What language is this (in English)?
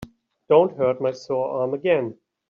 English